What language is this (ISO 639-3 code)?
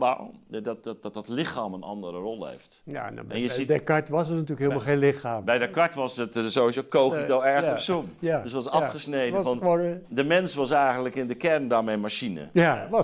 nld